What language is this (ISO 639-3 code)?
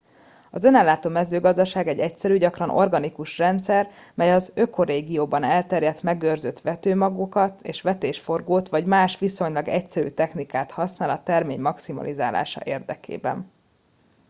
hun